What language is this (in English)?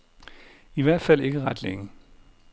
Danish